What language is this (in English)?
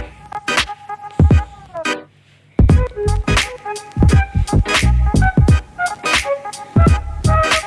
Hindi